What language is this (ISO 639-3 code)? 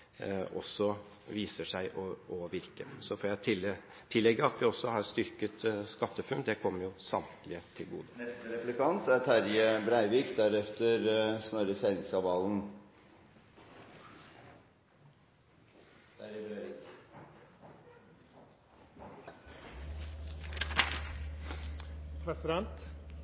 nor